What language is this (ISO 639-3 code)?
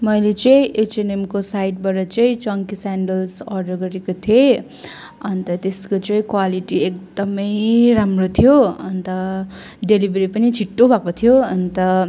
nep